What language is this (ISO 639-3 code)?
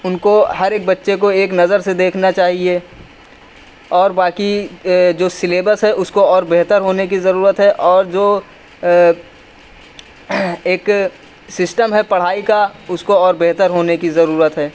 urd